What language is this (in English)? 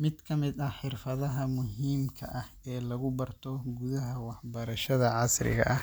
Somali